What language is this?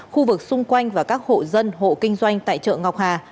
Vietnamese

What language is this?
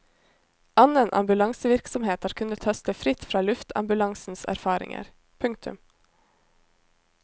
Norwegian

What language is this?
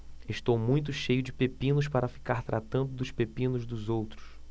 Portuguese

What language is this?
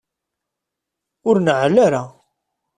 Kabyle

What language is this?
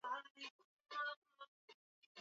Swahili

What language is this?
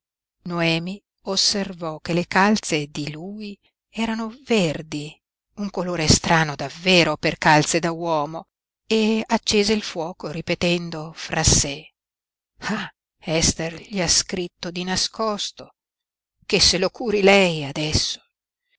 Italian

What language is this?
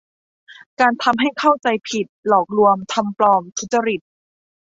Thai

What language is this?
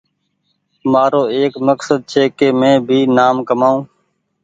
Goaria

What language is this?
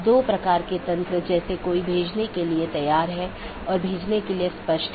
Hindi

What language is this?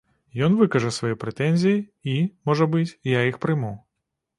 Belarusian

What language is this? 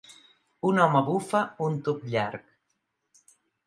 Catalan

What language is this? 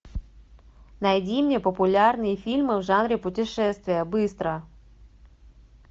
Russian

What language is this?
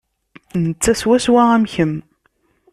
Kabyle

